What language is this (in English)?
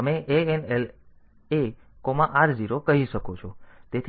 Gujarati